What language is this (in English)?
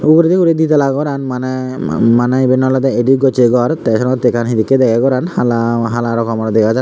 Chakma